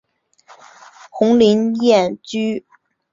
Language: Chinese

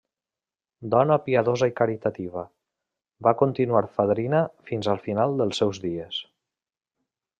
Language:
Catalan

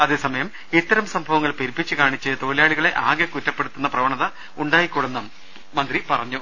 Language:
Malayalam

